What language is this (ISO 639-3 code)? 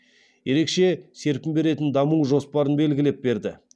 kaz